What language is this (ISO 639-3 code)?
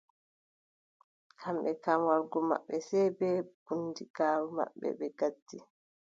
fub